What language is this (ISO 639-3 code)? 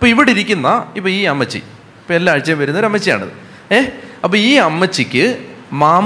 mal